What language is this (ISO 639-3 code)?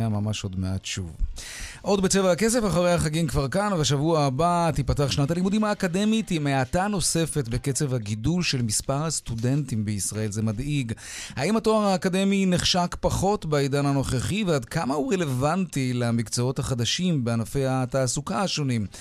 heb